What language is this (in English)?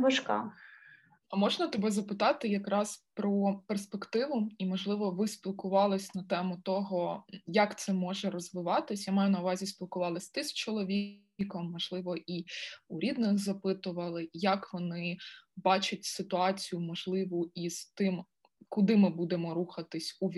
Ukrainian